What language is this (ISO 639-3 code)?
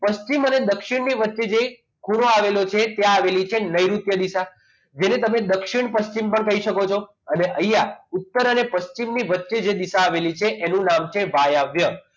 guj